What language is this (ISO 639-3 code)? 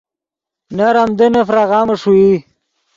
ydg